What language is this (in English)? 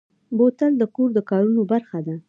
Pashto